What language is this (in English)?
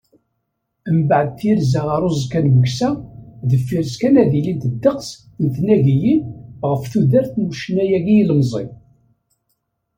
Kabyle